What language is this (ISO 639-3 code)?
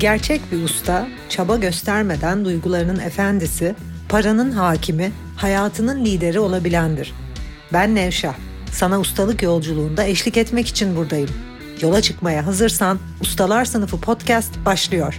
tur